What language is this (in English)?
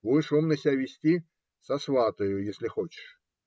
Russian